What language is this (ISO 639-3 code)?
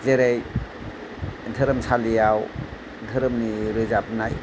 brx